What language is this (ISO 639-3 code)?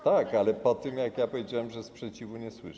pol